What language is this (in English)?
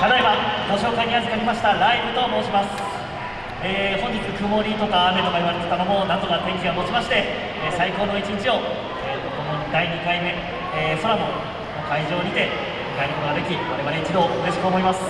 Japanese